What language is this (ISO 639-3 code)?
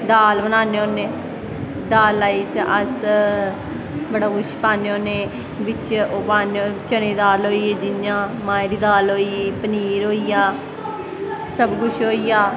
doi